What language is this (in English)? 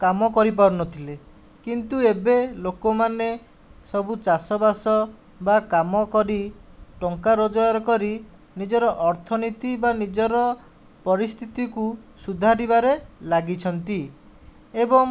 Odia